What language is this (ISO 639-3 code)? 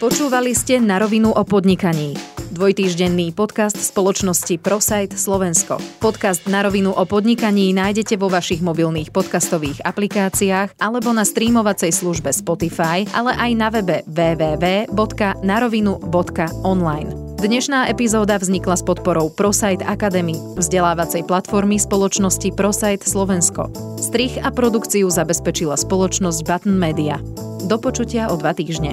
slk